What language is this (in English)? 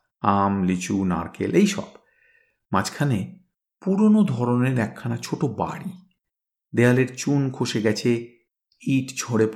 Bangla